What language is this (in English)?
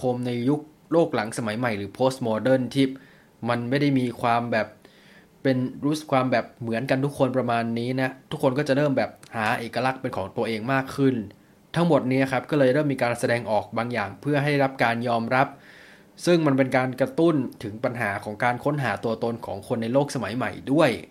Thai